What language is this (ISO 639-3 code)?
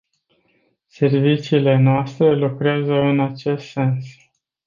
ron